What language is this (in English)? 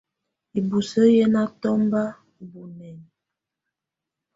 Tunen